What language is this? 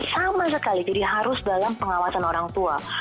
Indonesian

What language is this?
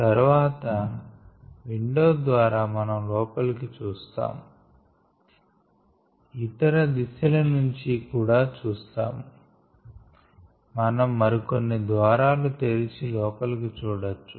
Telugu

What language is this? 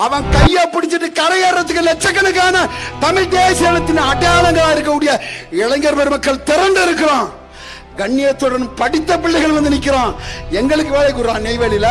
Tamil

